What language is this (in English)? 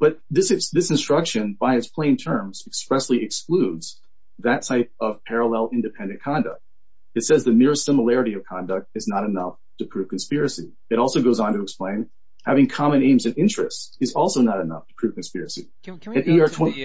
English